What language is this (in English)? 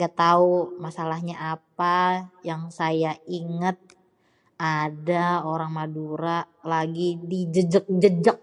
Betawi